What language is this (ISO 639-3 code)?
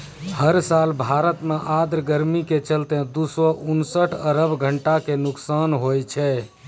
mai